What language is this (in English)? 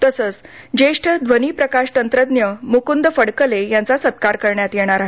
Marathi